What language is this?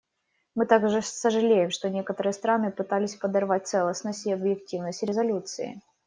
Russian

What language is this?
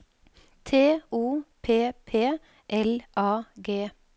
Norwegian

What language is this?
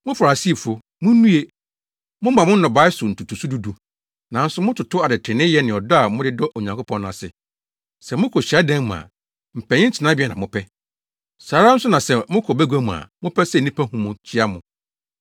Akan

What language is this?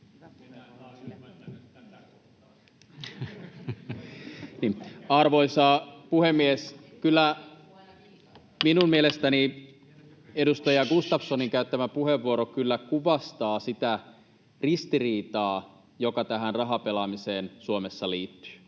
Finnish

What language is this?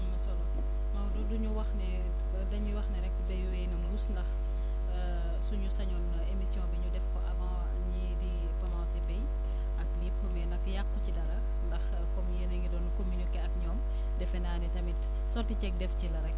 Wolof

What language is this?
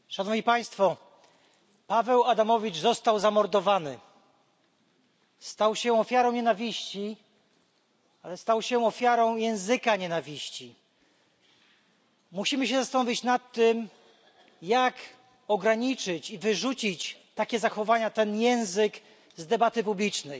Polish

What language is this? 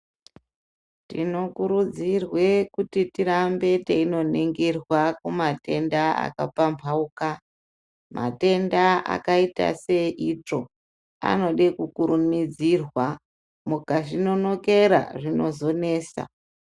Ndau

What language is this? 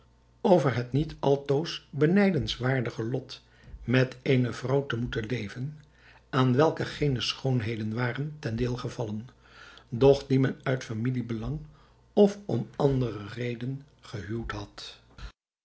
Dutch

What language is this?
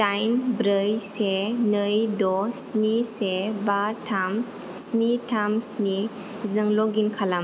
Bodo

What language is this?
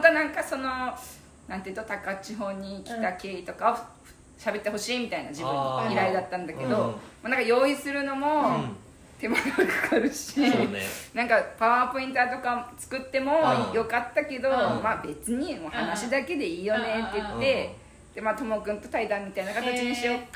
Japanese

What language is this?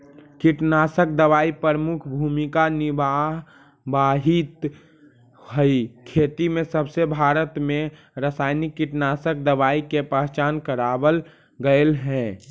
Magahi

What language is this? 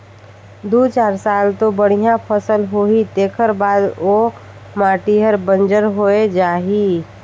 Chhattisgarhi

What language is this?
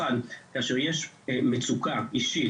Hebrew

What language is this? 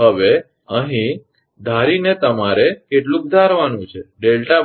Gujarati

